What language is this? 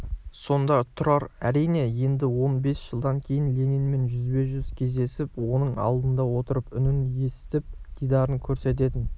Kazakh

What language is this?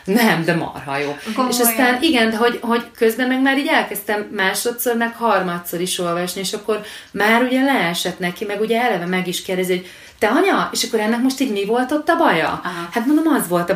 Hungarian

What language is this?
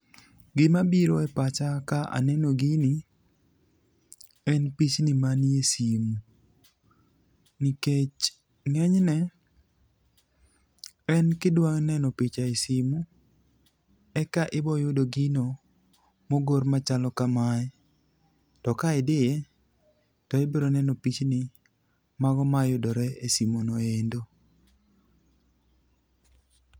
Luo (Kenya and Tanzania)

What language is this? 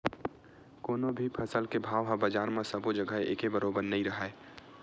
Chhattisgarhi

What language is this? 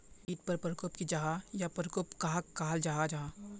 Magahi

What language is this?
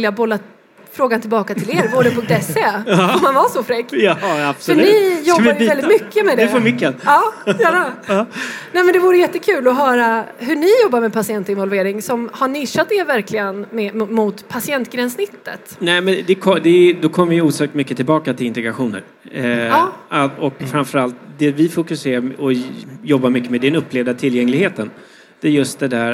Swedish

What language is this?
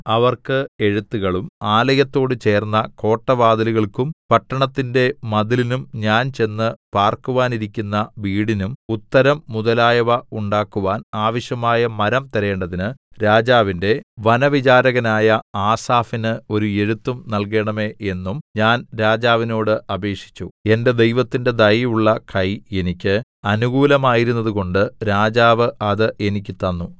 Malayalam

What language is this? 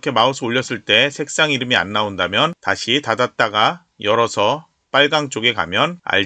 Korean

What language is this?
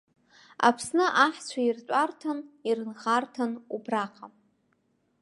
Abkhazian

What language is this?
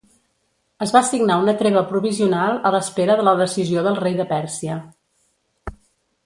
Catalan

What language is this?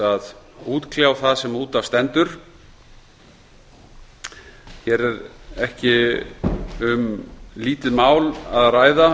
Icelandic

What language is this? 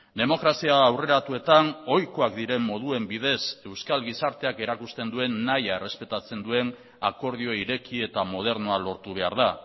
Basque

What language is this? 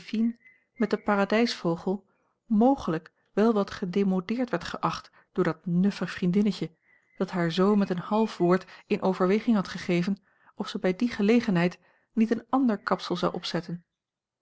Dutch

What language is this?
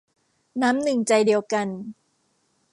Thai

